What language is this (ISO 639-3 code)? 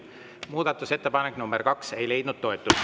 est